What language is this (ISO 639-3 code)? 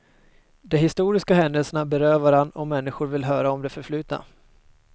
swe